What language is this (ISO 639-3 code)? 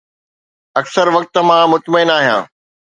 snd